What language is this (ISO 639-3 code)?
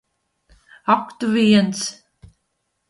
lav